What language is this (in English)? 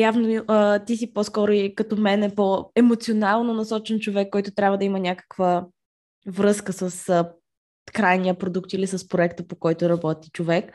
Bulgarian